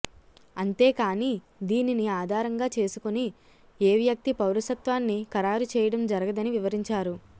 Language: Telugu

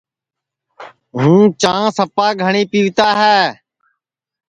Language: Sansi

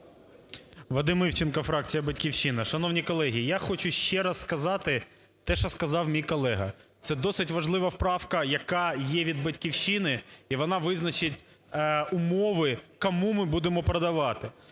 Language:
Ukrainian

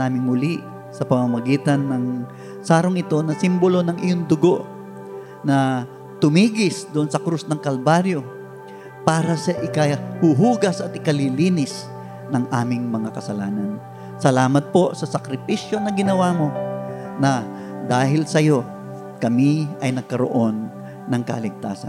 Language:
Filipino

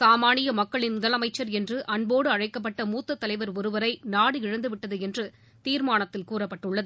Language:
Tamil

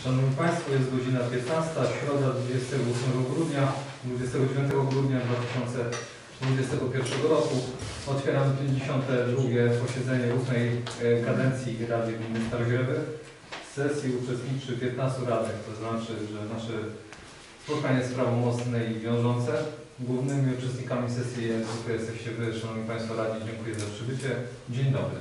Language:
Polish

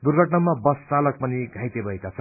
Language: Nepali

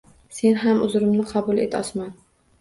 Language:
Uzbek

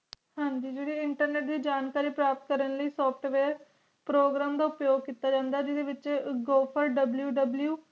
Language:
Punjabi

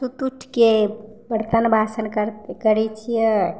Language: Maithili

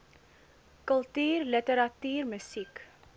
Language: Afrikaans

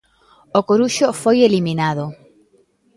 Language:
Galician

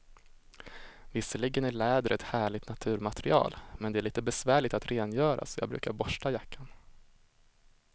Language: Swedish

